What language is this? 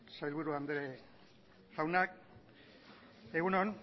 Basque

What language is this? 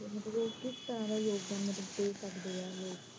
Punjabi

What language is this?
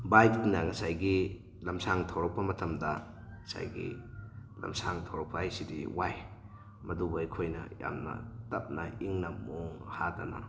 Manipuri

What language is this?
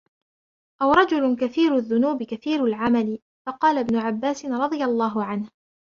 Arabic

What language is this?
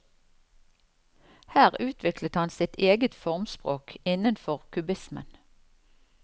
Norwegian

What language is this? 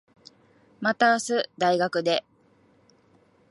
Japanese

